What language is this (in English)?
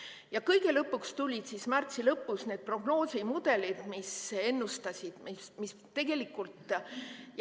Estonian